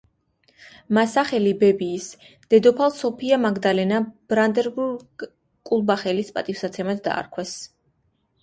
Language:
Georgian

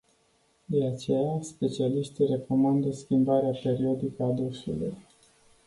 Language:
Romanian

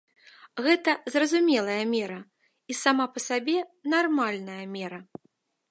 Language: Belarusian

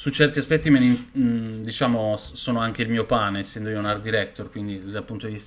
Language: Italian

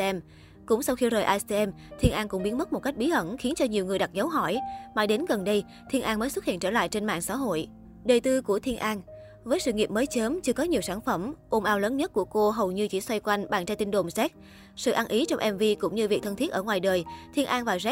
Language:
Vietnamese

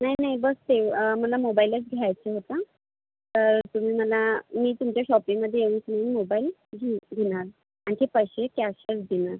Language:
Marathi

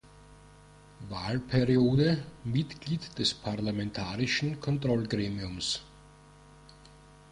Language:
German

